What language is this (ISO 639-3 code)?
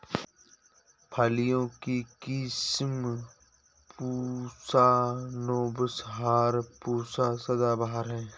hin